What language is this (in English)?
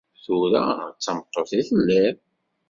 Kabyle